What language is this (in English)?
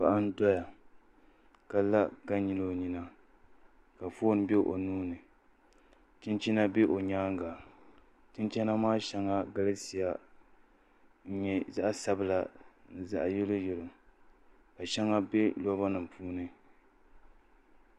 Dagbani